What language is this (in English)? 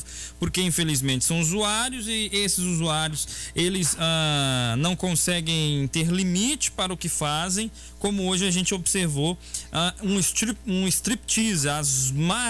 Portuguese